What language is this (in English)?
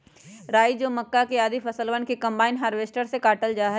Magahi